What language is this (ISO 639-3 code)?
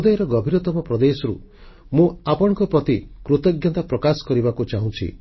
ori